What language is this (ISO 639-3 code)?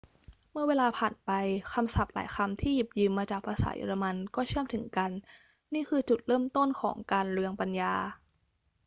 tha